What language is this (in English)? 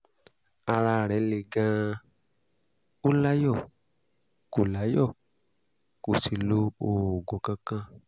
Yoruba